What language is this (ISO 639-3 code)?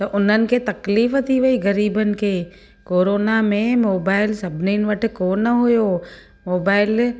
snd